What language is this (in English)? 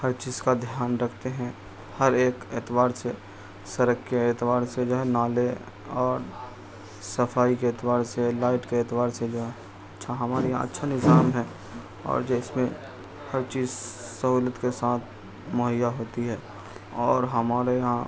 Urdu